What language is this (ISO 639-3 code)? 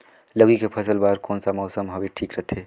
hne